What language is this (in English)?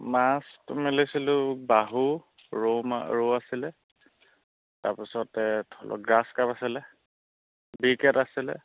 Assamese